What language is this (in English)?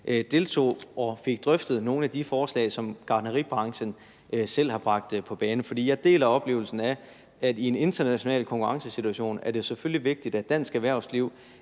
Danish